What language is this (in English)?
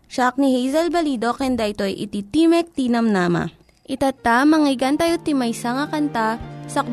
Filipino